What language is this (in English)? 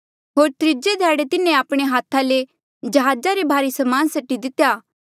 Mandeali